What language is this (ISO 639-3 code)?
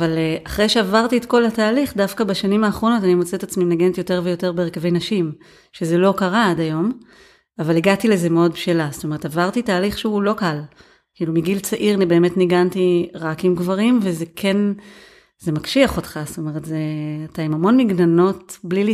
heb